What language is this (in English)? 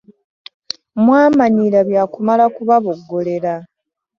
Ganda